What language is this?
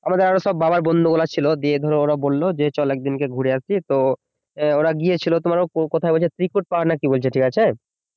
Bangla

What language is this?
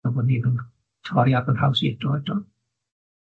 Welsh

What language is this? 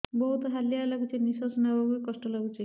Odia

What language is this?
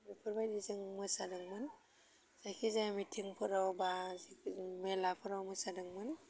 Bodo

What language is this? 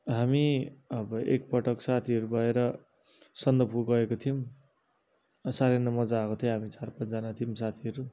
Nepali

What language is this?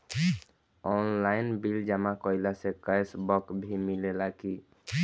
Bhojpuri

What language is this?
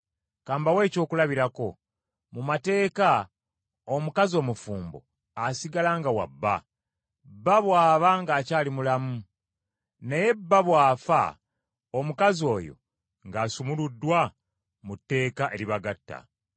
Ganda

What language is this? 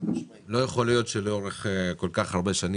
Hebrew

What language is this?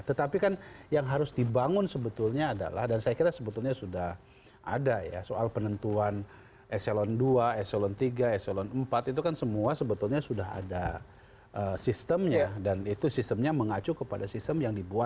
Indonesian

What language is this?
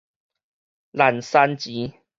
Min Nan Chinese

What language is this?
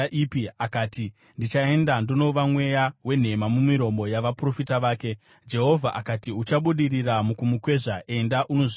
Shona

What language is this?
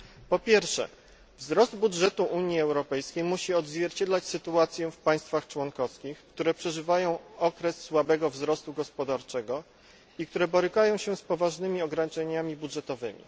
Polish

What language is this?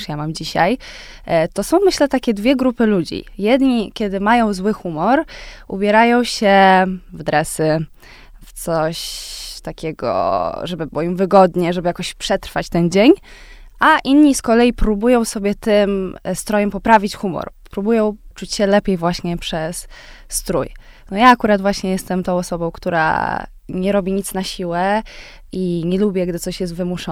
Polish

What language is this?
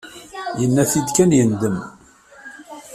Kabyle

